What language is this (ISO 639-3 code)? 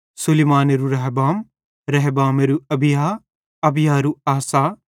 bhd